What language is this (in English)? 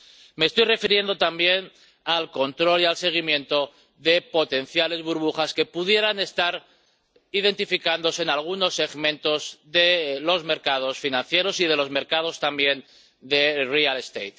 Spanish